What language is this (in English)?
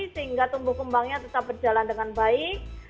Indonesian